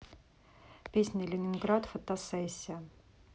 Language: Russian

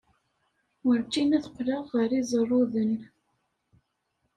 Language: Kabyle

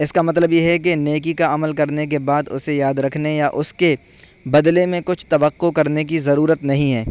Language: Urdu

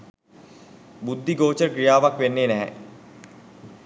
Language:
Sinhala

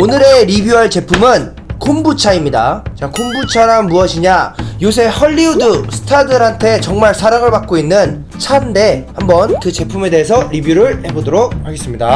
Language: Korean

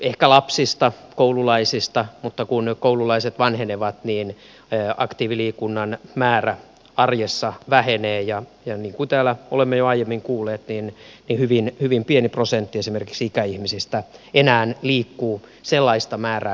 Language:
Finnish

